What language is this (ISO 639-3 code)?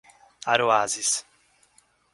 por